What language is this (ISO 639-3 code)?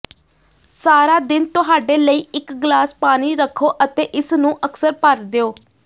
pan